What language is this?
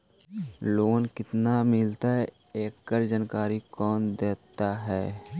Magahi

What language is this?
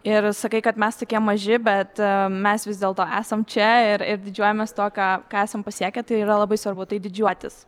Lithuanian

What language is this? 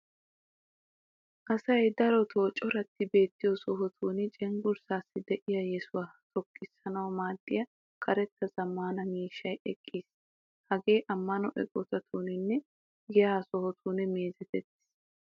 Wolaytta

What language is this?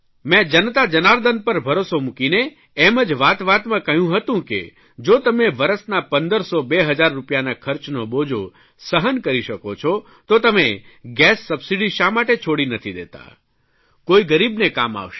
Gujarati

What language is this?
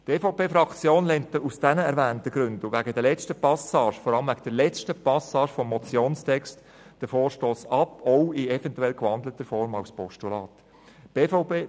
Swiss German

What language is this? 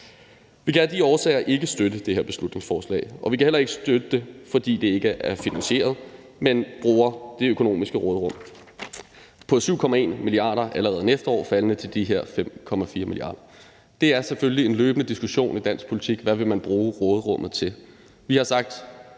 Danish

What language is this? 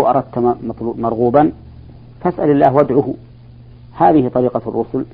Arabic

